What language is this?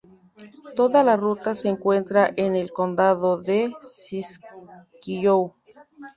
Spanish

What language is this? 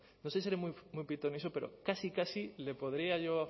Spanish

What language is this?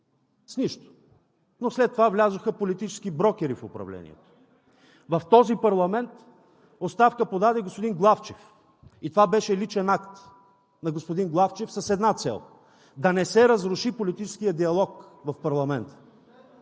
Bulgarian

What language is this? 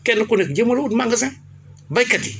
Wolof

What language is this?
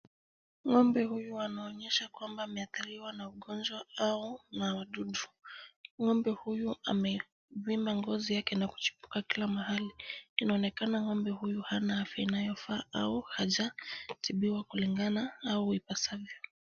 Swahili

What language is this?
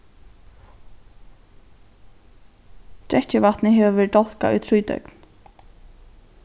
Faroese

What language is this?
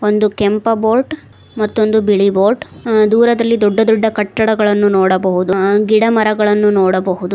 Kannada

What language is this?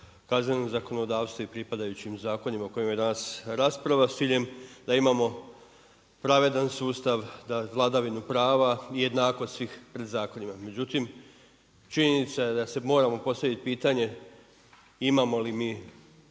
Croatian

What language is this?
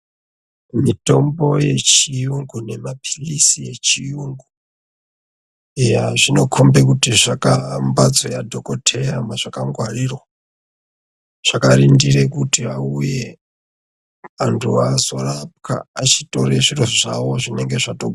Ndau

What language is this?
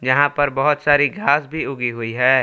Hindi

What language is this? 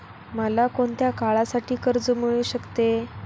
Marathi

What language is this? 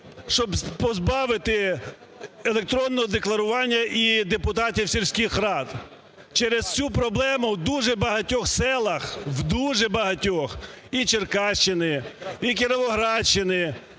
Ukrainian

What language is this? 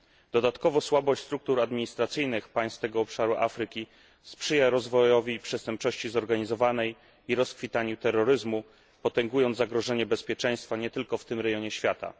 Polish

